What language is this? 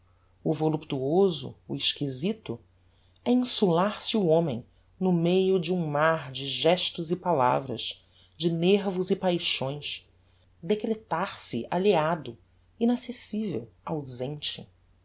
Portuguese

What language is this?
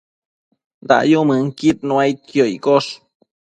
Matsés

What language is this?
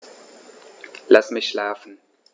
German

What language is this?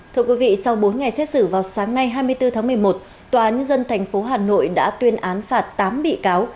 Vietnamese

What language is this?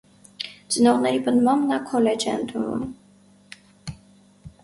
Armenian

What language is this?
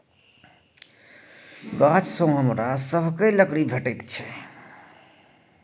Maithili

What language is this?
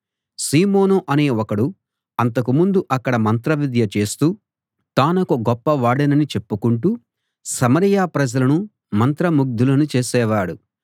Telugu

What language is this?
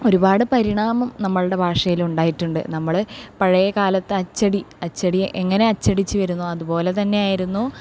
Malayalam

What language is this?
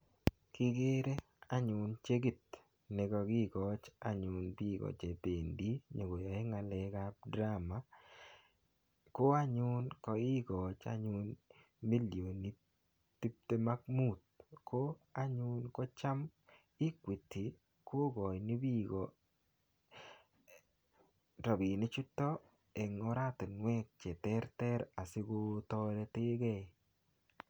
Kalenjin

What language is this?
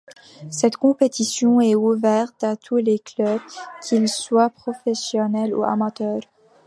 French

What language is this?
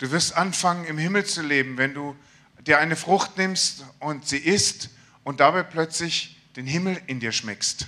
German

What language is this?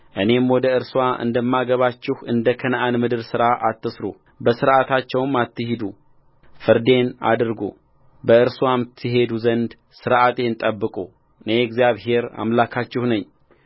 Amharic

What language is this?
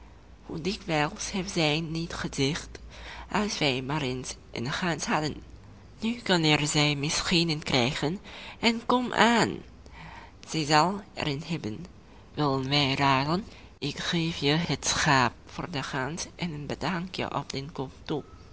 Dutch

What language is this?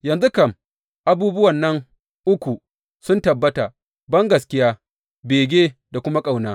Hausa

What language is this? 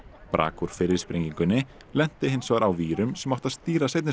Icelandic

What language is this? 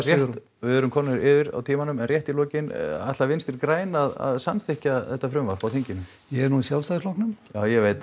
Icelandic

